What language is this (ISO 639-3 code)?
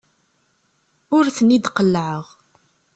kab